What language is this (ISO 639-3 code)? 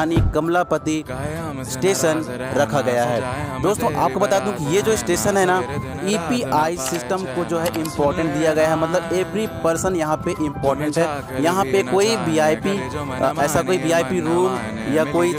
hin